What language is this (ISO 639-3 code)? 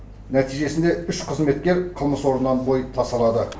kaz